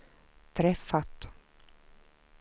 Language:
Swedish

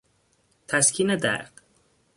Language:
Persian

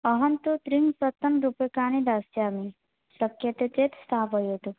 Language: Sanskrit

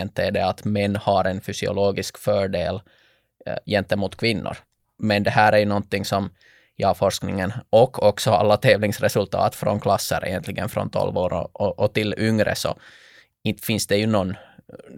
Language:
Swedish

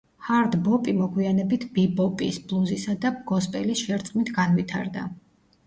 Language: Georgian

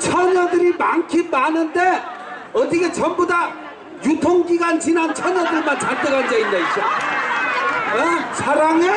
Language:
Korean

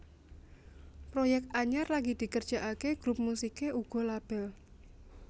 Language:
Javanese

